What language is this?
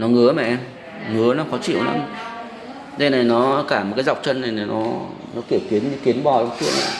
Vietnamese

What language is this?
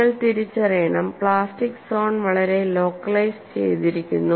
Malayalam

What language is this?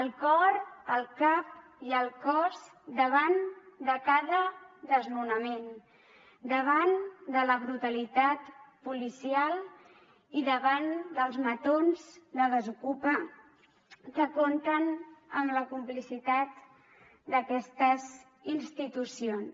Catalan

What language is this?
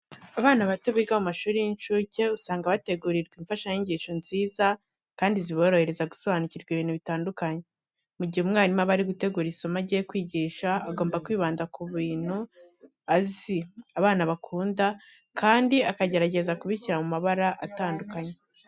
Kinyarwanda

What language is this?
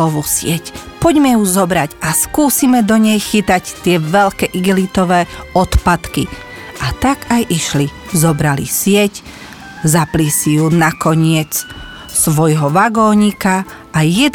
Slovak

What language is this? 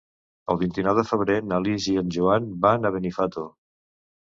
Catalan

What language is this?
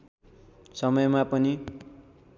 Nepali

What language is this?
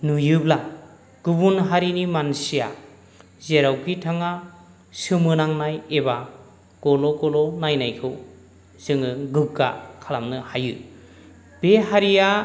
Bodo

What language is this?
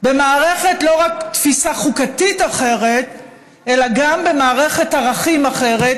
Hebrew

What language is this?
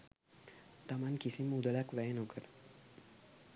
Sinhala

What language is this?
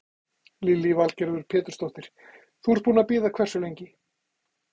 Icelandic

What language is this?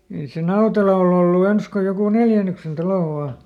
Finnish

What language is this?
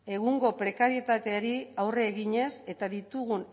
Basque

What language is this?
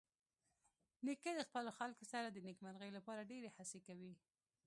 Pashto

